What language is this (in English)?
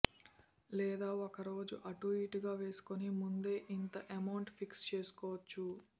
Telugu